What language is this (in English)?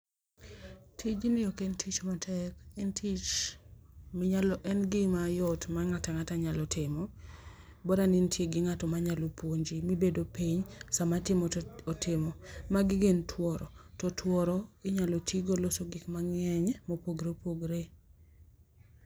Luo (Kenya and Tanzania)